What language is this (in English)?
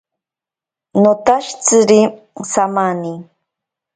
Ashéninka Perené